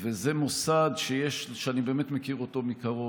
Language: Hebrew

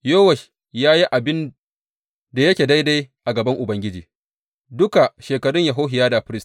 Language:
Hausa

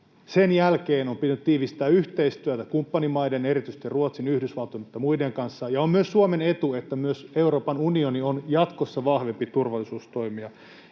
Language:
Finnish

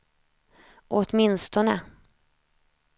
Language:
Swedish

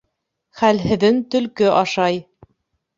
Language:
Bashkir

